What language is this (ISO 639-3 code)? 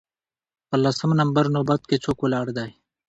pus